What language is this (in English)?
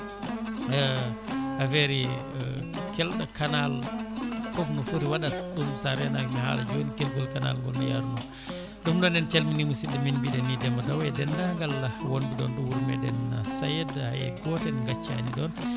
Fula